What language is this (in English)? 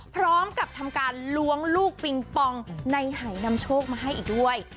Thai